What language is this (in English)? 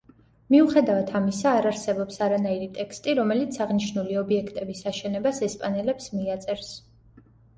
Georgian